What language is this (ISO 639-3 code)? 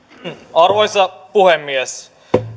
fin